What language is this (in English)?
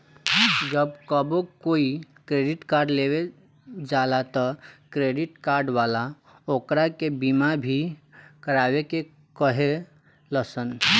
Bhojpuri